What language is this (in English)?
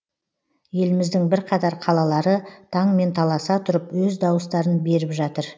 Kazakh